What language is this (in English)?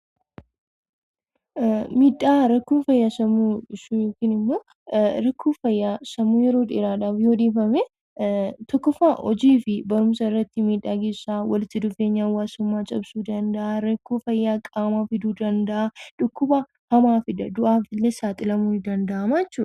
Oromo